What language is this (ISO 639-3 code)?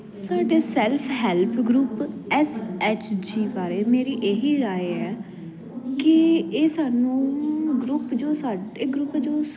pan